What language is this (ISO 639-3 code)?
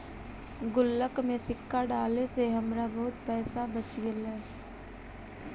mag